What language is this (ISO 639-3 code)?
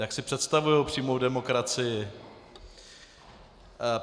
ces